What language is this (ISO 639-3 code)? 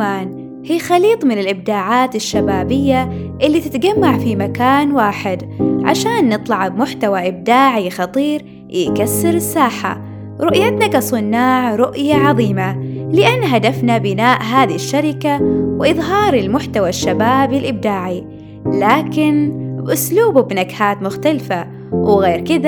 ara